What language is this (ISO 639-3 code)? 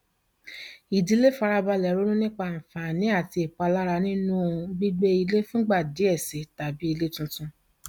yor